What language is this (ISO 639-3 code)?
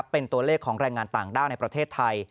tha